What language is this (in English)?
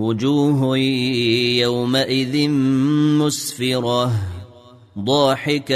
Arabic